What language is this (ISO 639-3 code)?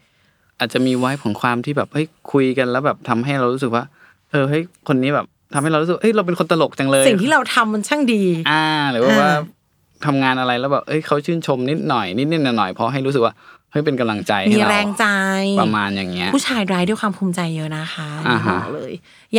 tha